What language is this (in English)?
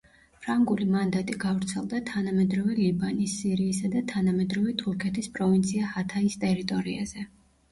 Georgian